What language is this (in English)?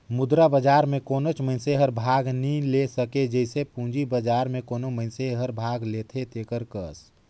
Chhattisgarhi